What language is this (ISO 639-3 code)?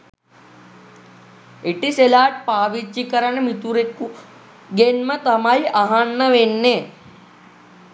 sin